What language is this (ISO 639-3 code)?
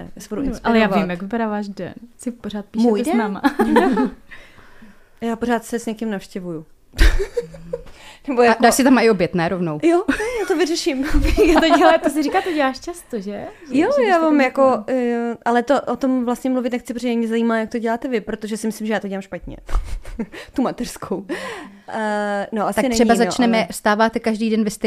ces